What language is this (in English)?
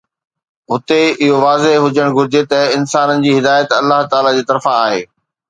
Sindhi